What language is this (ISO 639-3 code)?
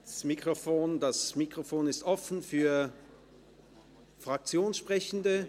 gsw